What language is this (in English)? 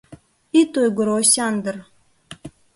Mari